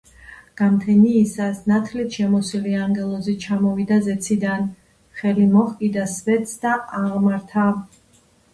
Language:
Georgian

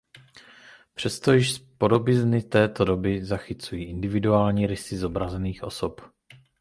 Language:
Czech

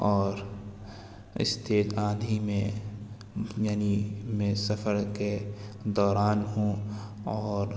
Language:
Urdu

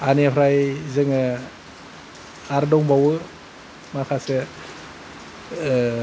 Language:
Bodo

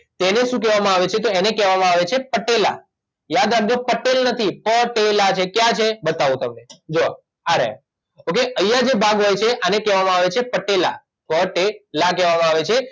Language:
Gujarati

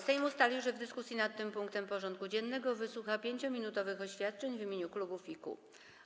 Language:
Polish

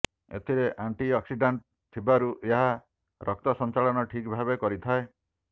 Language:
Odia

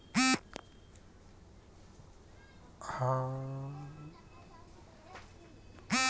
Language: Maithili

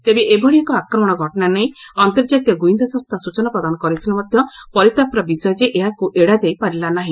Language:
Odia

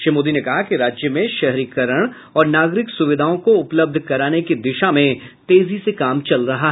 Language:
Hindi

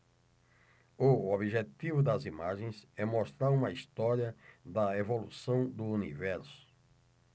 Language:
Portuguese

